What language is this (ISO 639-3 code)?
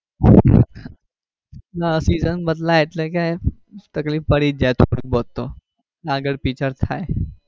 guj